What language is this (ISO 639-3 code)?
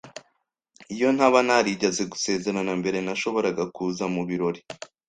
kin